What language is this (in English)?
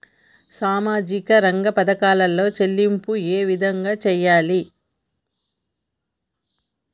Telugu